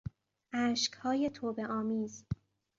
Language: Persian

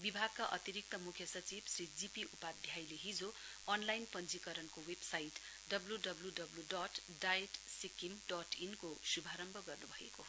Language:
Nepali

